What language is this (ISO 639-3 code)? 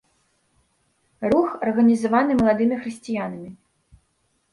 bel